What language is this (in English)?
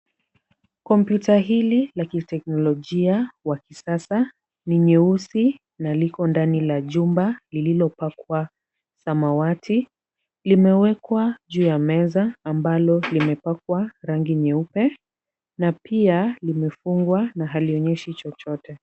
Swahili